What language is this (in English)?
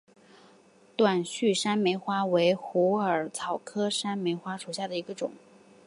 Chinese